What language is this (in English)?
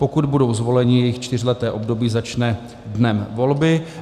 Czech